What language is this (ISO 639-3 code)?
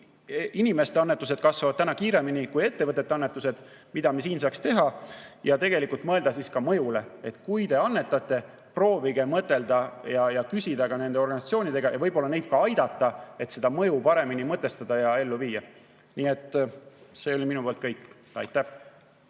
est